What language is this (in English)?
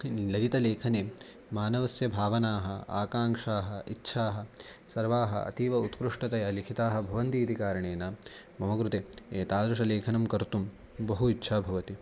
Sanskrit